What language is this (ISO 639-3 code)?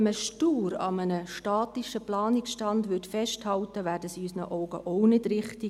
gsw